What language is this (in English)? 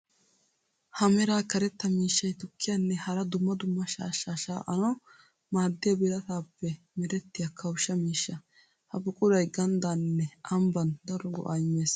Wolaytta